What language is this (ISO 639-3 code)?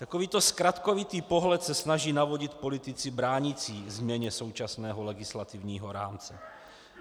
ces